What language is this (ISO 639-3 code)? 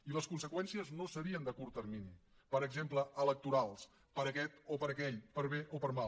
cat